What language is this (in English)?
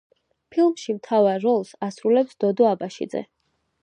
Georgian